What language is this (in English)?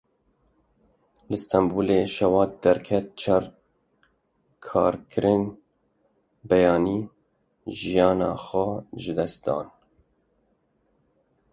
Kurdish